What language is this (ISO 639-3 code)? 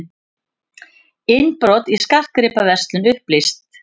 isl